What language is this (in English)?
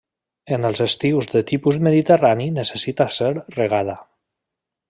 Catalan